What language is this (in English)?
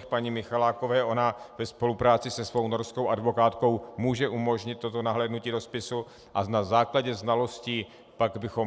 Czech